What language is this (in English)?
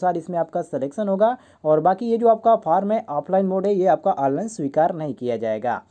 Hindi